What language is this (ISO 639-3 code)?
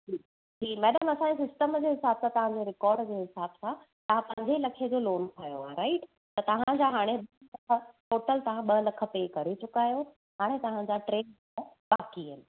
snd